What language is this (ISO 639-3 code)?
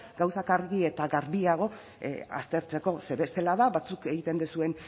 eus